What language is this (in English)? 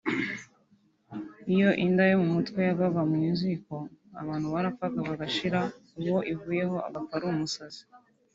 Kinyarwanda